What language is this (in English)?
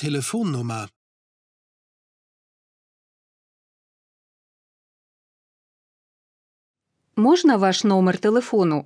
Ukrainian